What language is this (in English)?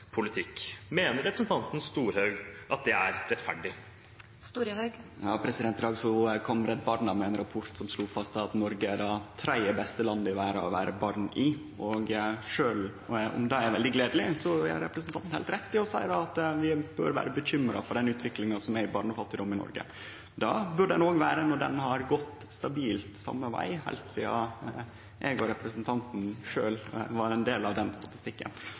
Norwegian